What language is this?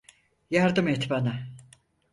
Turkish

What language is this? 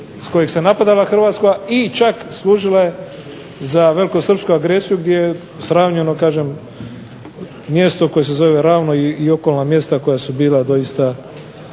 Croatian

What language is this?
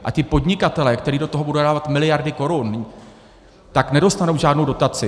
Czech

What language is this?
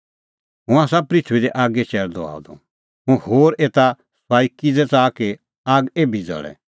Kullu Pahari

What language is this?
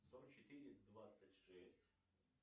Russian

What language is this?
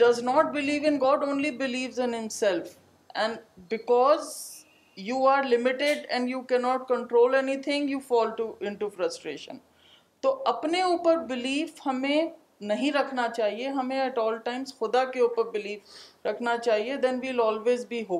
Urdu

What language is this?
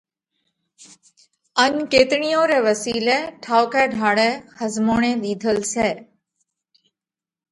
Parkari Koli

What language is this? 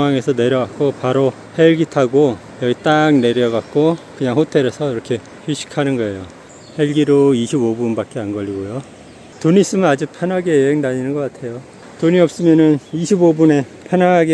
Korean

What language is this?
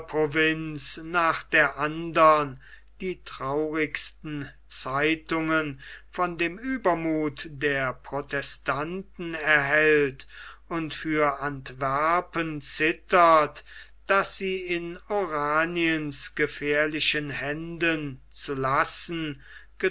German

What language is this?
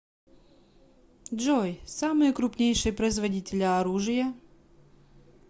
Russian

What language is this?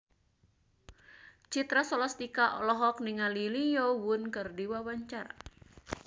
Sundanese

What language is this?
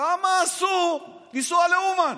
Hebrew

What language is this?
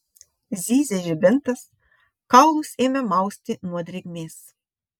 Lithuanian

